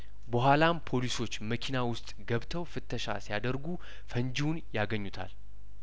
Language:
Amharic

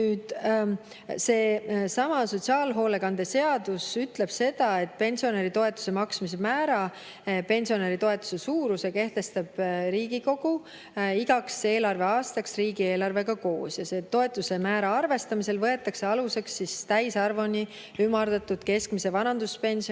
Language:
Estonian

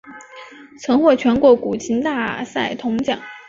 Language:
Chinese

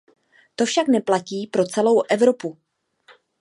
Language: Czech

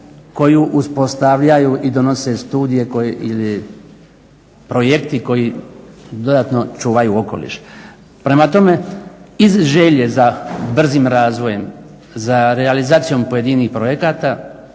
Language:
Croatian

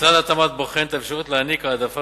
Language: Hebrew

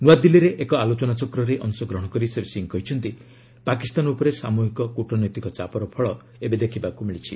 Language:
Odia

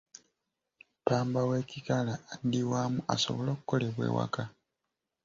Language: Ganda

